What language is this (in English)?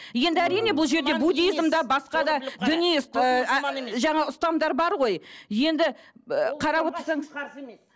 Kazakh